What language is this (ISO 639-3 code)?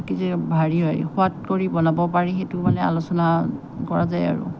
asm